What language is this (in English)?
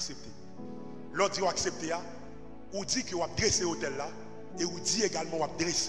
French